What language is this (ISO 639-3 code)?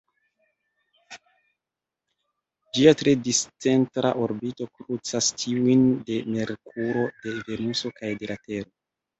epo